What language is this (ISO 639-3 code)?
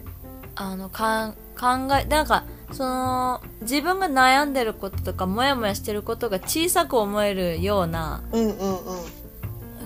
jpn